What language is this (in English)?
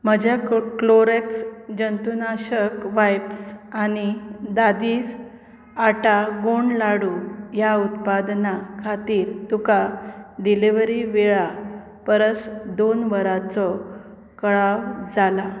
Konkani